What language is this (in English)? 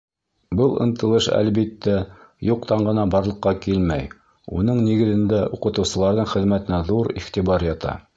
Bashkir